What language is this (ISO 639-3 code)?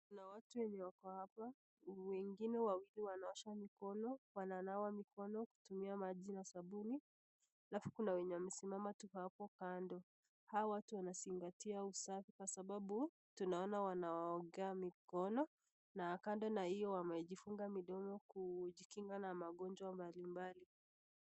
swa